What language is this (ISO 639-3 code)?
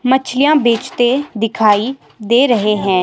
hin